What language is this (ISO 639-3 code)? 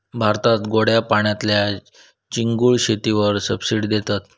mar